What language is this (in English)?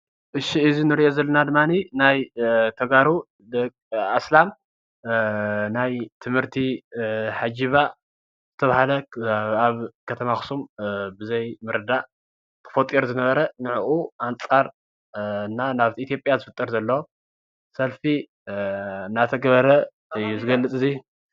Tigrinya